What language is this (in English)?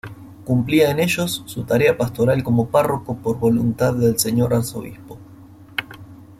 Spanish